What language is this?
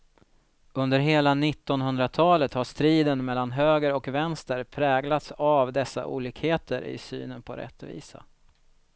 Swedish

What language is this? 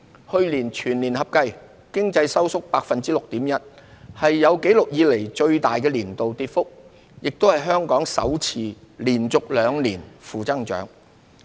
Cantonese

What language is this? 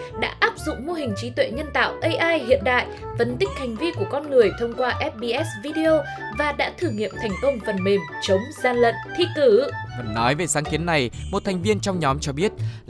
Vietnamese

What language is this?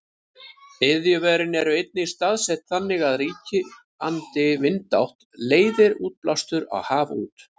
Icelandic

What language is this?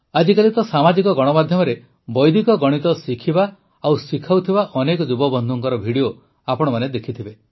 Odia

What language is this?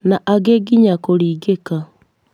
Kikuyu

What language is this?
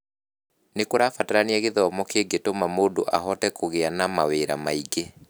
Kikuyu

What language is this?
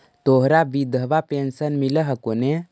Magahi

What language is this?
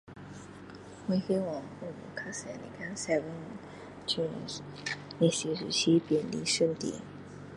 Min Dong Chinese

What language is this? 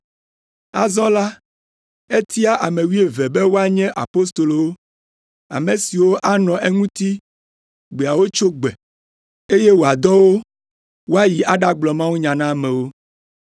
Ewe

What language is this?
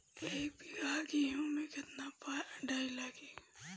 Bhojpuri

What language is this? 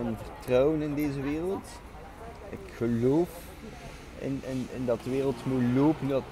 Dutch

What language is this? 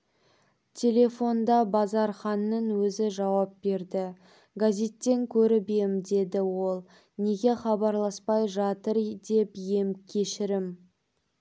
Kazakh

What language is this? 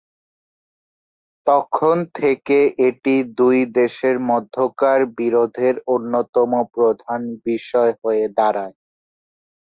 Bangla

